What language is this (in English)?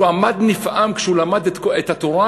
Hebrew